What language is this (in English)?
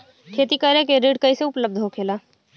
Bhojpuri